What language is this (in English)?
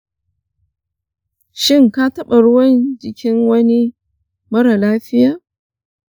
Hausa